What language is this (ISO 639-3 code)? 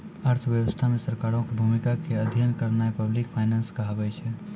mai